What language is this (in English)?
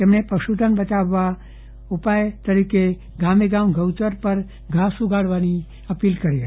Gujarati